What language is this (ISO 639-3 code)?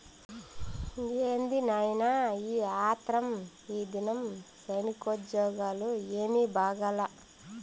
tel